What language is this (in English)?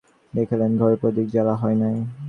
Bangla